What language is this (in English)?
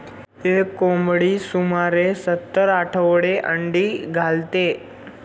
Marathi